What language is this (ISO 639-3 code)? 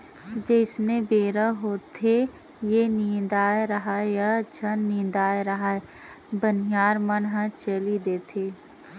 hne